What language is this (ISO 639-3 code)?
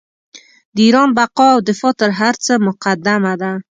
pus